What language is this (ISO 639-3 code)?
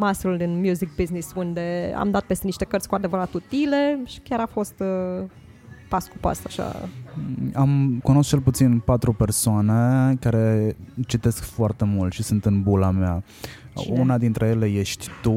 ron